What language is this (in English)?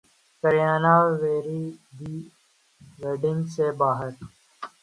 Urdu